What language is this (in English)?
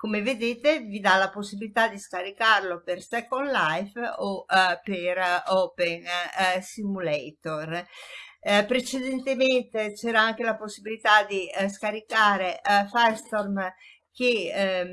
Italian